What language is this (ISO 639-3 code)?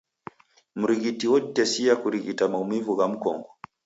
dav